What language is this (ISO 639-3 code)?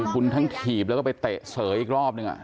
tha